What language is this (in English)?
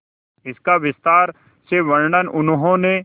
Hindi